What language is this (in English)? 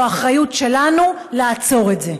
Hebrew